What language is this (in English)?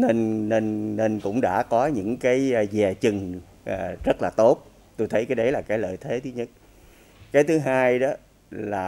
Vietnamese